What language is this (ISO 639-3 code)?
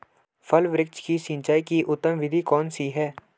hin